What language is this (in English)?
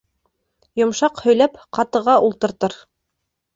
Bashkir